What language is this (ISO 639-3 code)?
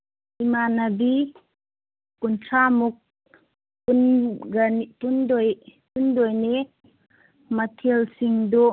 mni